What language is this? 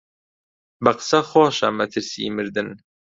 Central Kurdish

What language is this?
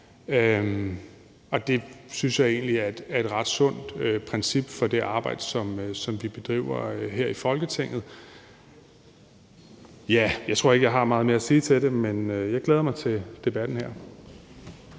Danish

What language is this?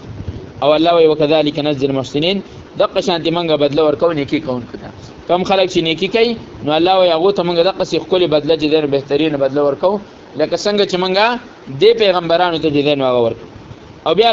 Arabic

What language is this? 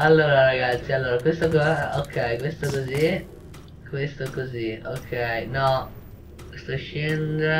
Italian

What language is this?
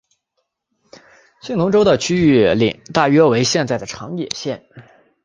Chinese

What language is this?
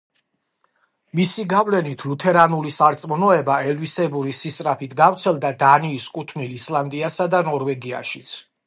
Georgian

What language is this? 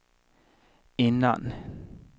Swedish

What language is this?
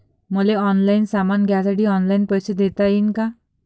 Marathi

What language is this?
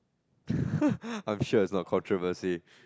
English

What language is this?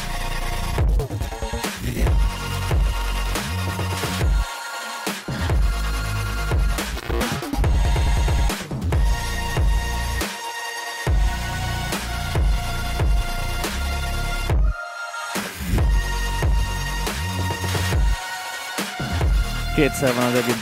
Hungarian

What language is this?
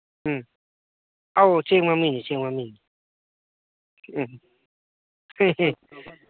Manipuri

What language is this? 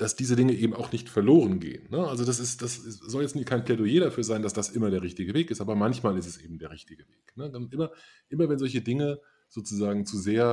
German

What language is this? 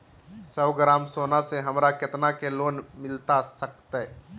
Magahi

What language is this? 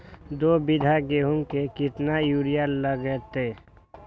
Magahi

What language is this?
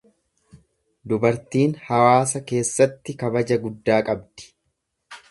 Oromo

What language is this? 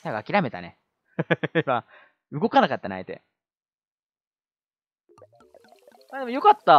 Japanese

